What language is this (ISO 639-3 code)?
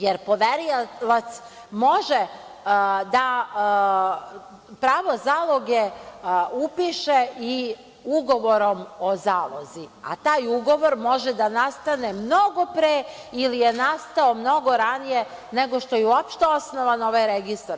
srp